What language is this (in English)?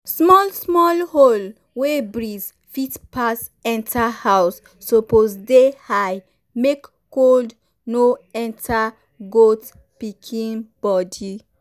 Nigerian Pidgin